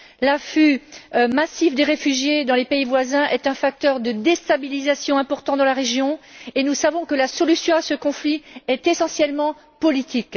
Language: French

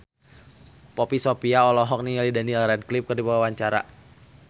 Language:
Sundanese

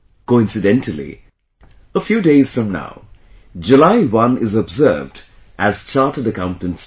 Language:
English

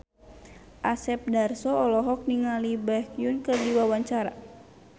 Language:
Sundanese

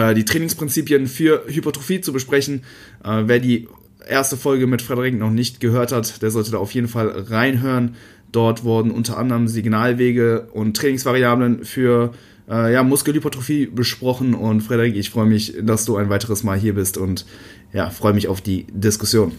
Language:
German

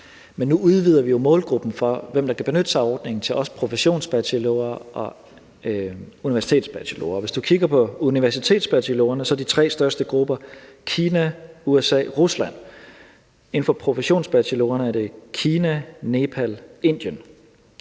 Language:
Danish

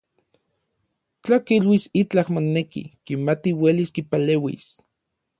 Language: Orizaba Nahuatl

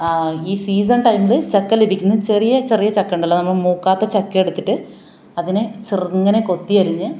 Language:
Malayalam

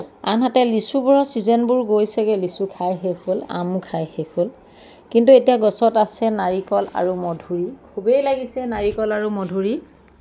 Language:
Assamese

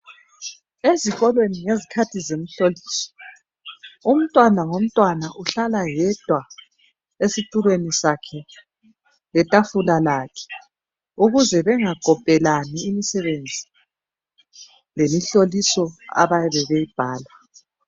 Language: North Ndebele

